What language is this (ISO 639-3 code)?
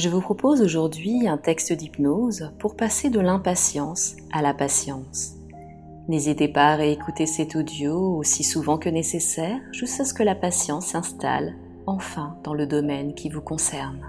fra